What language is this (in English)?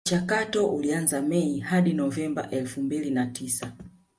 Swahili